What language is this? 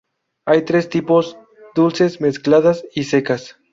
Spanish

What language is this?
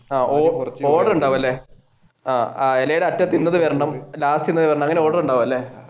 Malayalam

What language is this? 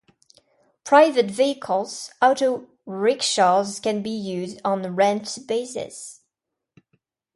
English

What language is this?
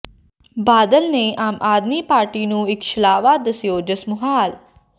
Punjabi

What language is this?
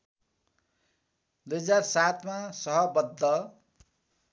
Nepali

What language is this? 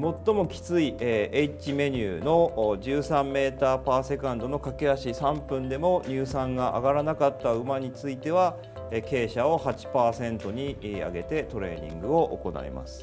Japanese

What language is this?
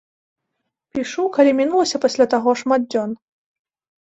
Belarusian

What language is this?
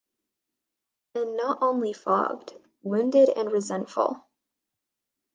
English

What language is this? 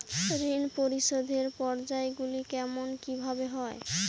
Bangla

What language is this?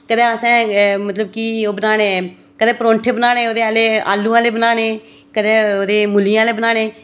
Dogri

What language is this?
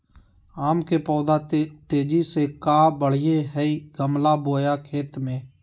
Magahi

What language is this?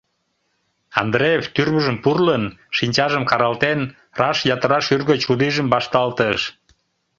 Mari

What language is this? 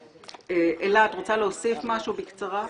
Hebrew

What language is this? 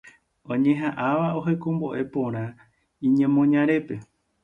Guarani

